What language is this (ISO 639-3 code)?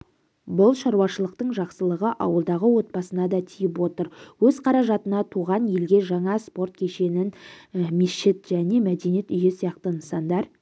kaz